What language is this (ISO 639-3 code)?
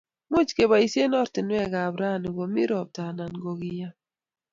kln